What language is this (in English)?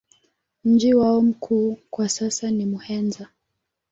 Swahili